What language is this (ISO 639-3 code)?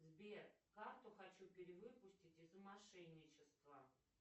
rus